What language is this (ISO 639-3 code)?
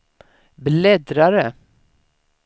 swe